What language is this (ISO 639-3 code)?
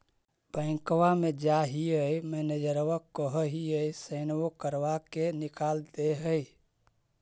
mag